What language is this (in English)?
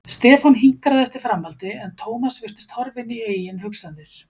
Icelandic